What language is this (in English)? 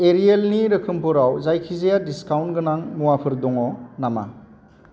Bodo